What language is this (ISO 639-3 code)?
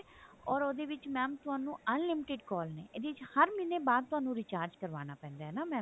pan